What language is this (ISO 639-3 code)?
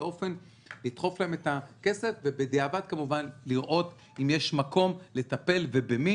heb